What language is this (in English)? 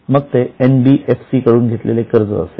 Marathi